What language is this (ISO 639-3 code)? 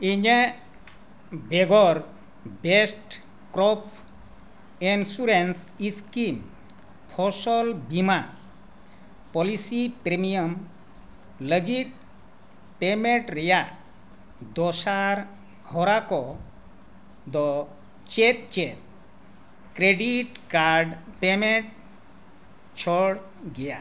sat